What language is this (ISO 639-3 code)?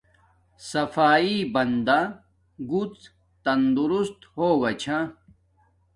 dmk